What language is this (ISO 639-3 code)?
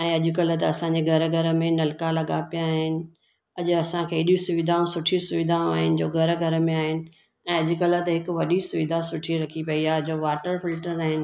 snd